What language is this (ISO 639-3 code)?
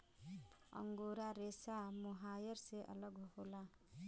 bho